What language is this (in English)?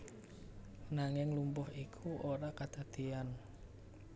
Javanese